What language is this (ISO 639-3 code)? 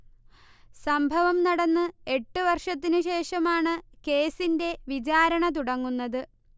mal